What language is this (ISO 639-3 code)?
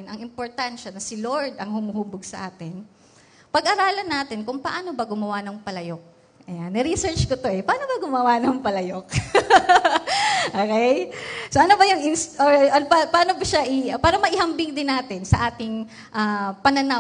fil